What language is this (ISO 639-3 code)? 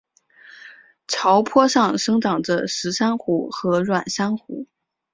zho